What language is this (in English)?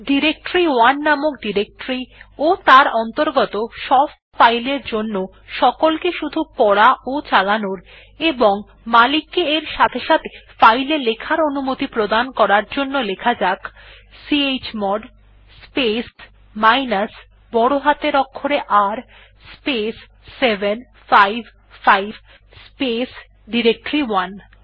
Bangla